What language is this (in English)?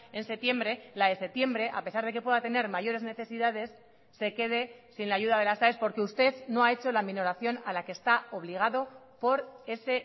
Spanish